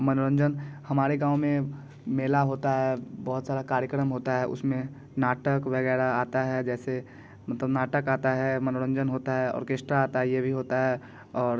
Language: Hindi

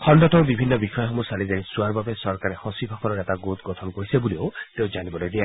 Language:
Assamese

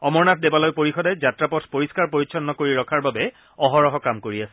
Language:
Assamese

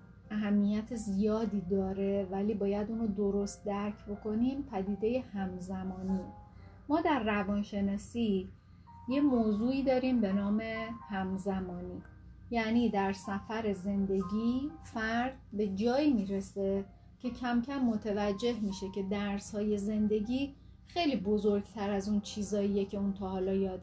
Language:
Persian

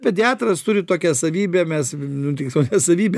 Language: Lithuanian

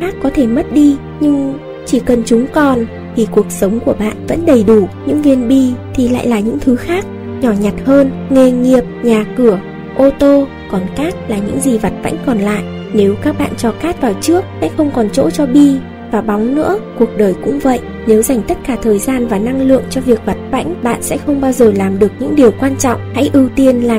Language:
Vietnamese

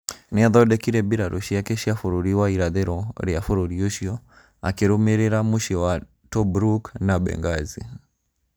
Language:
Kikuyu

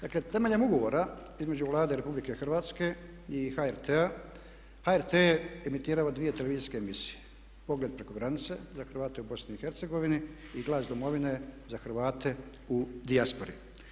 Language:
Croatian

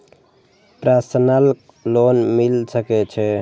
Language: Maithili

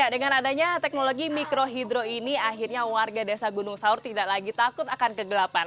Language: Indonesian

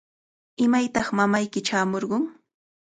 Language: Cajatambo North Lima Quechua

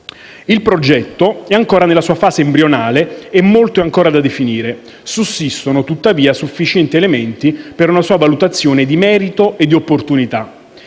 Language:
Italian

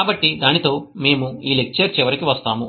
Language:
Telugu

